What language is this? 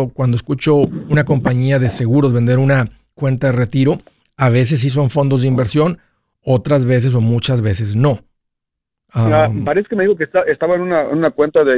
Spanish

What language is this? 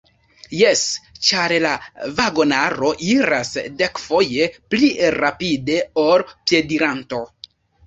Esperanto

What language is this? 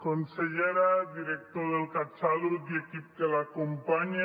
Catalan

